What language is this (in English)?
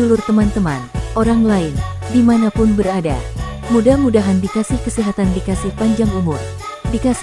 Indonesian